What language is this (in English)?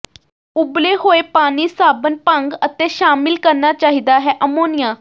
Punjabi